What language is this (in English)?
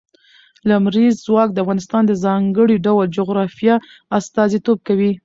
Pashto